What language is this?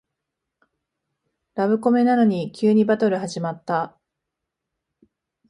Japanese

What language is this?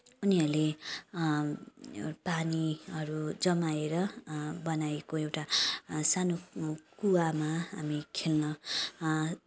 Nepali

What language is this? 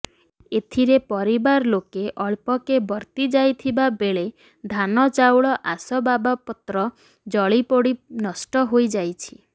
Odia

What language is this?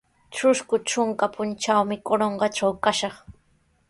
Sihuas Ancash Quechua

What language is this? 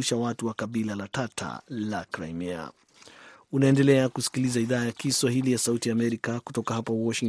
Swahili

